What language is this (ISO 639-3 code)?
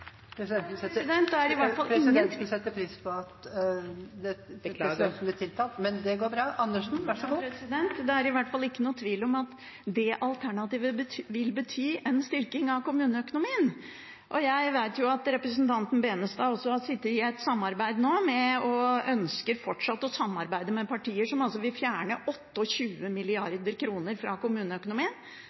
nor